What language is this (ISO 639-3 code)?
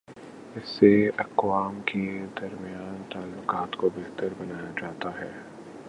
urd